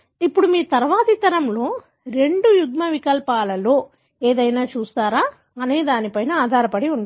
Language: Telugu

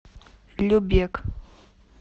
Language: Russian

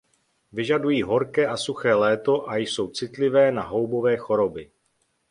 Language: Czech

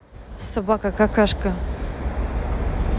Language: Russian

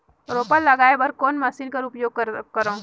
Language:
Chhattisgarhi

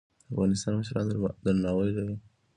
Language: Pashto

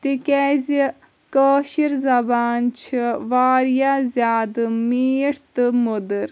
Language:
Kashmiri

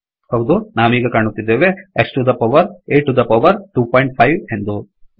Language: Kannada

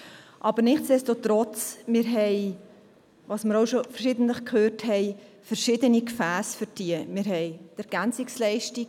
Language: Swiss German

